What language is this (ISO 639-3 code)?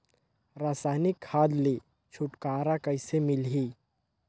hne